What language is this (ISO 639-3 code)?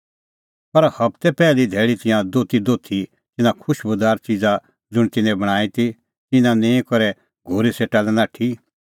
kfx